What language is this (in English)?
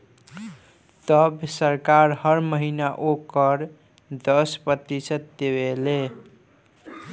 Bhojpuri